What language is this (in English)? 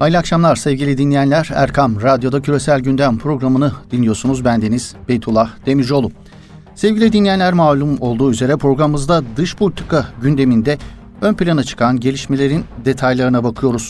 Turkish